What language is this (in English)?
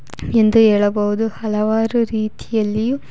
Kannada